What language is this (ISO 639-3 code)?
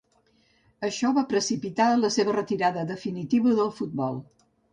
cat